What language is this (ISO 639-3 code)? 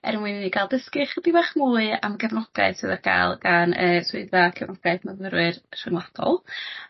cym